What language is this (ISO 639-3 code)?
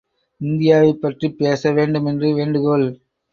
tam